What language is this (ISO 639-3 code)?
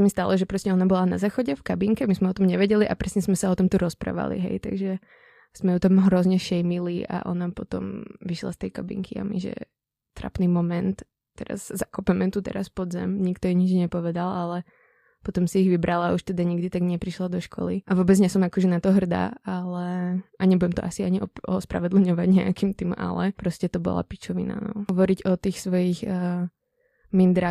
ces